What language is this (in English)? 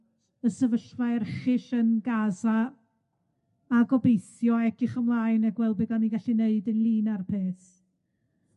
Welsh